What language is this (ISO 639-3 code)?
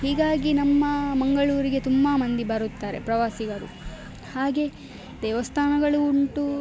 kan